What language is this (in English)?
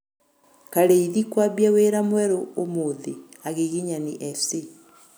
Kikuyu